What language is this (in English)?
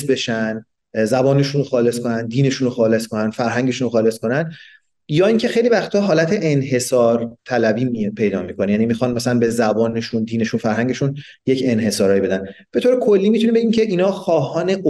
Persian